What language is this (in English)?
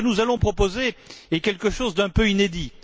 French